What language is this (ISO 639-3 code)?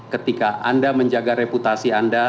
ind